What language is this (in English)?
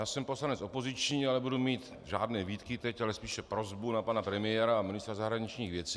Czech